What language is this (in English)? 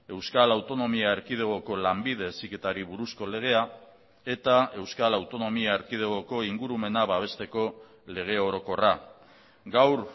Basque